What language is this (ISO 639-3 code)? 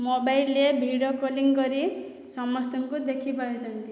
ori